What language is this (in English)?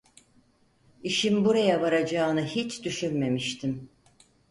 Turkish